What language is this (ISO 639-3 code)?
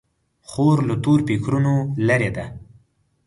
pus